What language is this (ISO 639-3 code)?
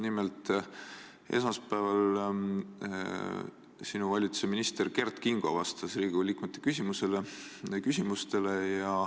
est